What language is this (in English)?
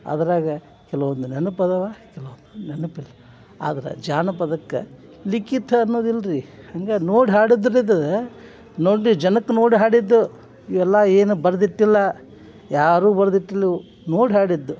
Kannada